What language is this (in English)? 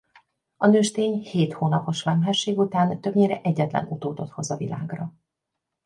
Hungarian